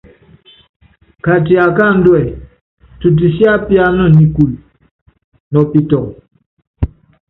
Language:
Yangben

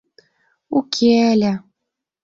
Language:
Mari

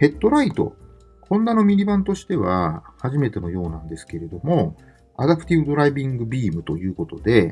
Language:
Japanese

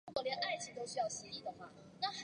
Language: Chinese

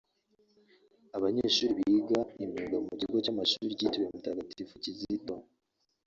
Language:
Kinyarwanda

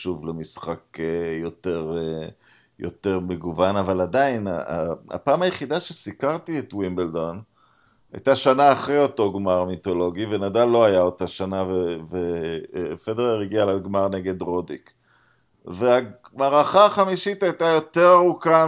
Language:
Hebrew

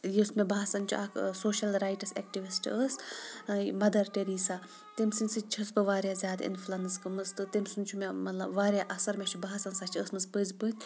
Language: Kashmiri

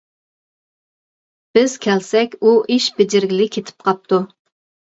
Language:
Uyghur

